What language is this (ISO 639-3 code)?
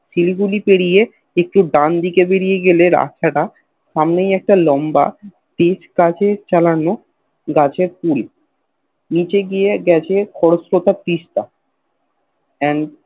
ben